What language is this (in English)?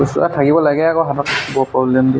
Assamese